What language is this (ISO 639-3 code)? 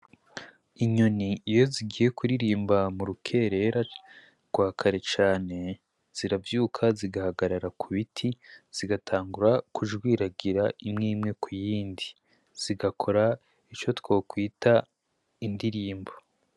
run